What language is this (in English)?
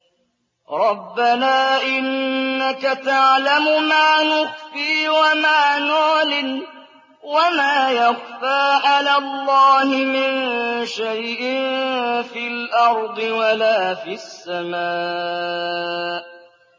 Arabic